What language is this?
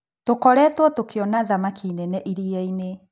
Kikuyu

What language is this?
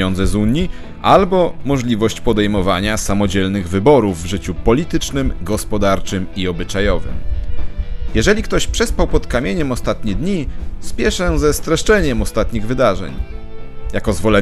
Polish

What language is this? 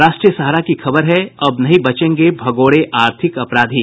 Hindi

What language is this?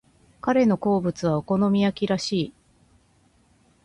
Japanese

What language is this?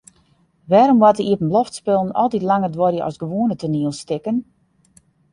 Western Frisian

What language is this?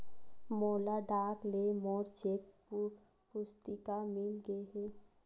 Chhattisgarhi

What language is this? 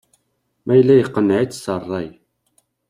Kabyle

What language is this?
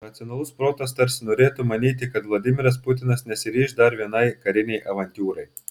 Lithuanian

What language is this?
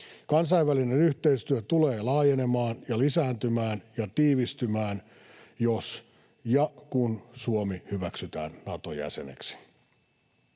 Finnish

